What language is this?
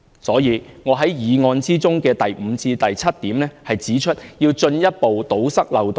Cantonese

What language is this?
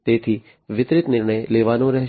Gujarati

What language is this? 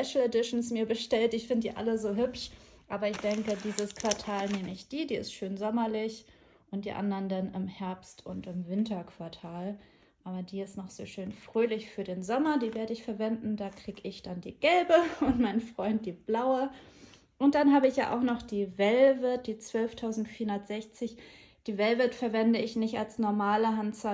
German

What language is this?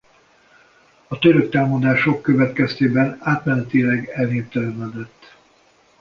Hungarian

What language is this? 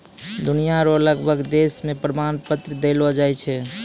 Maithili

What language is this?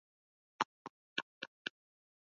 Swahili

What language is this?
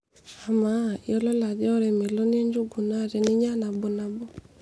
Masai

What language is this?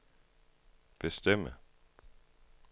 Danish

